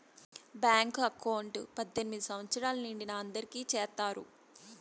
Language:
Telugu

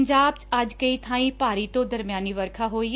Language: Punjabi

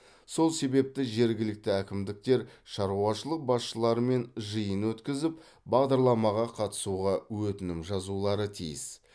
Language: Kazakh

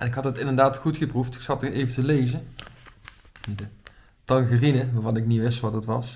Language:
Dutch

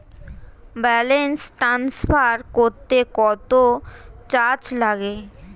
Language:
Bangla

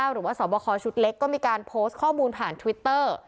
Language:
Thai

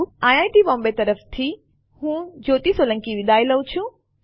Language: Gujarati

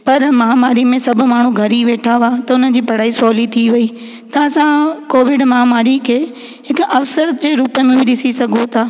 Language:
Sindhi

